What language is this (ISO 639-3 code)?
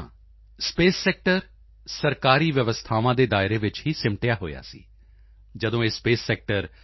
pan